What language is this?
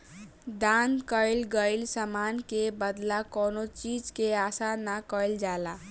Bhojpuri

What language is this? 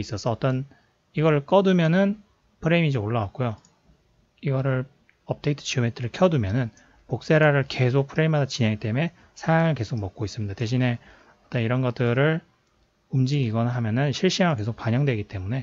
Korean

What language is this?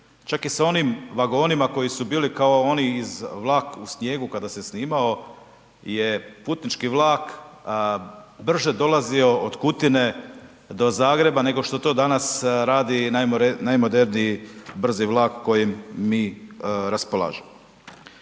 Croatian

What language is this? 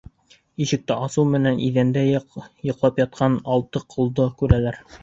Bashkir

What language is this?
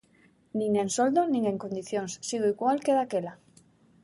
Galician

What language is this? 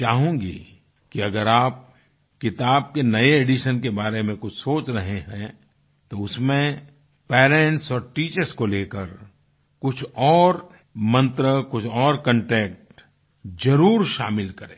Hindi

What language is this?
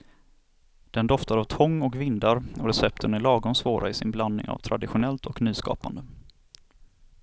Swedish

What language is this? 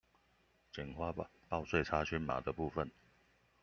Chinese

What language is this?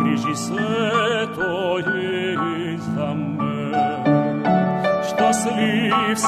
Bulgarian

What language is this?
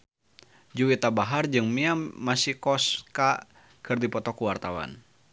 Sundanese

